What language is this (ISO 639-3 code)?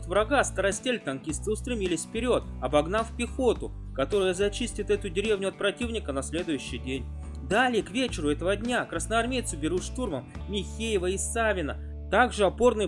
rus